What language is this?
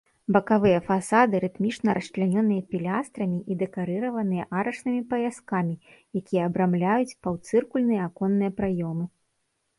Belarusian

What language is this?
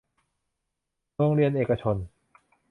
Thai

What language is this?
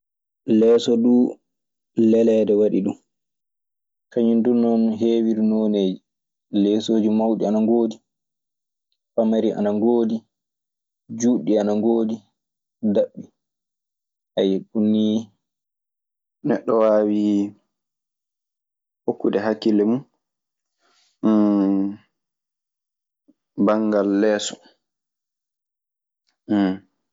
Maasina Fulfulde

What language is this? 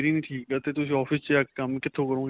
Punjabi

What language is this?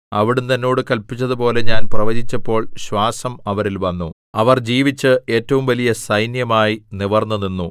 Malayalam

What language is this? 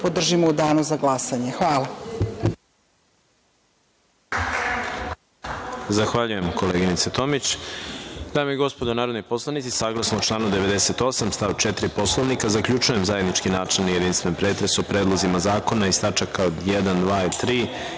Serbian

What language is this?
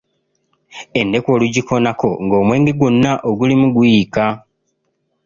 Ganda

